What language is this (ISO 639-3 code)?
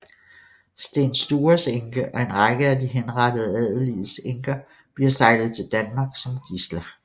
dan